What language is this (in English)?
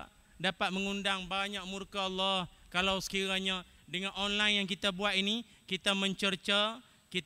Malay